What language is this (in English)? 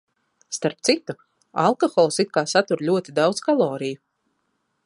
Latvian